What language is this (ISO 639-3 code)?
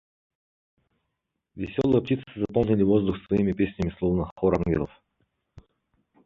rus